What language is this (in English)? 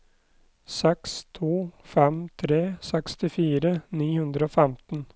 Norwegian